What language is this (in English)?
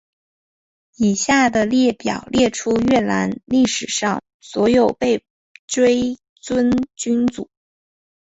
Chinese